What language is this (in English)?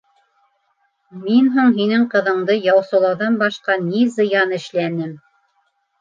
Bashkir